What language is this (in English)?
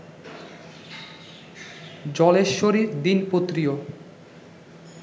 Bangla